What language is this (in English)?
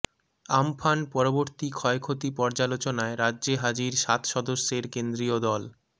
Bangla